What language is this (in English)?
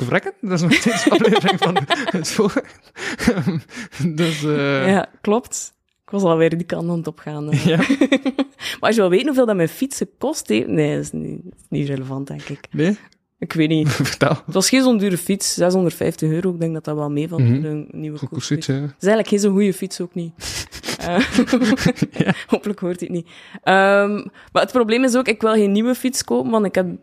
Dutch